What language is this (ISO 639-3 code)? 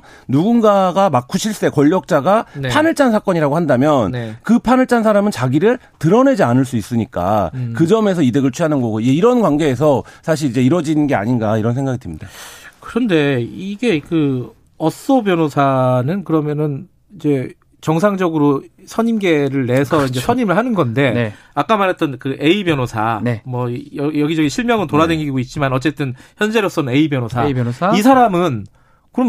kor